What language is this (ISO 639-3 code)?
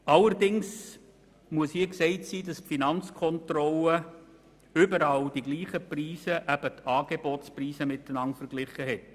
gsw